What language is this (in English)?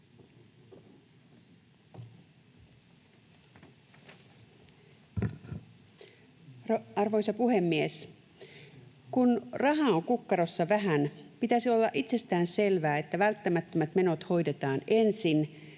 Finnish